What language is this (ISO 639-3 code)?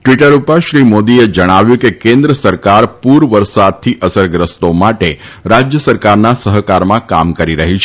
guj